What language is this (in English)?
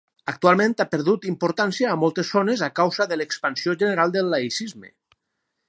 Catalan